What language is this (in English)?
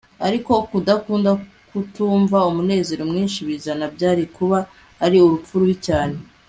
Kinyarwanda